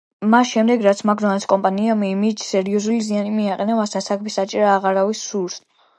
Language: Georgian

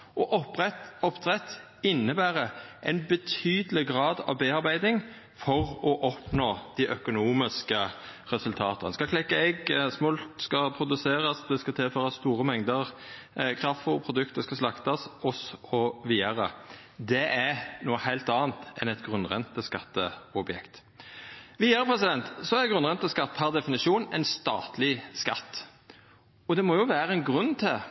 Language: Norwegian Nynorsk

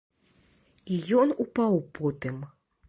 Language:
Belarusian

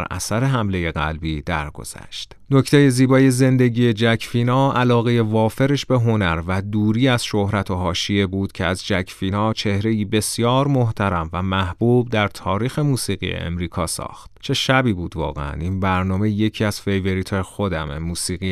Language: Persian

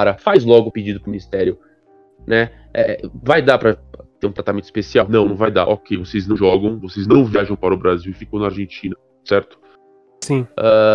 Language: Portuguese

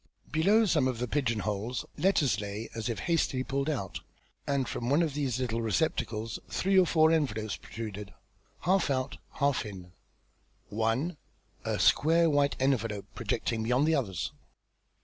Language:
English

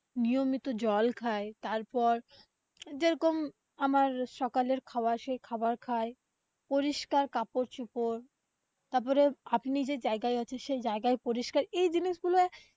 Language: Bangla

